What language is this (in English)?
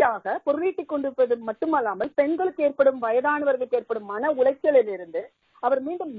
Tamil